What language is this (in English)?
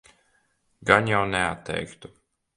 Latvian